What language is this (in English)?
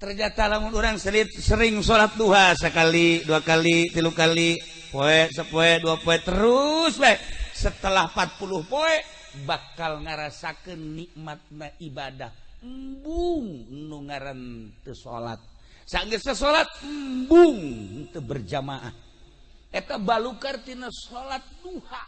Indonesian